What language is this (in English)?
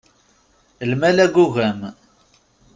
Kabyle